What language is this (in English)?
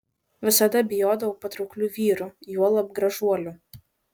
Lithuanian